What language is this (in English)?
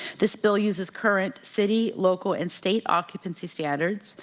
English